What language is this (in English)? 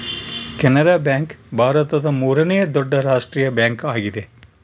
Kannada